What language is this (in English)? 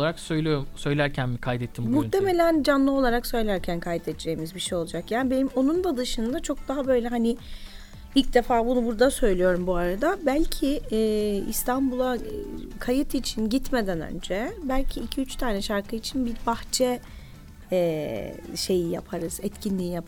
Turkish